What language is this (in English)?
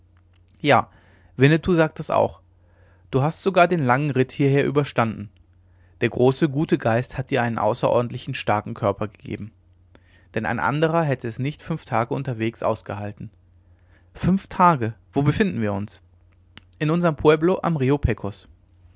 German